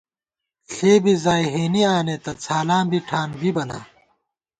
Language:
Gawar-Bati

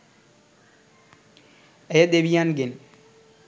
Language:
Sinhala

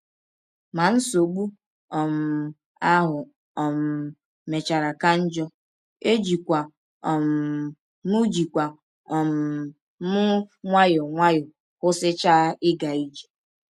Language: Igbo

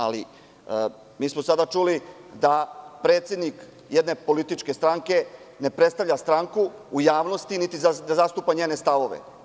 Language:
Serbian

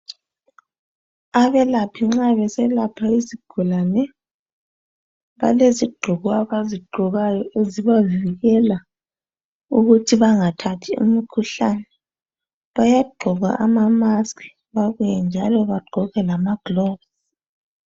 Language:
North Ndebele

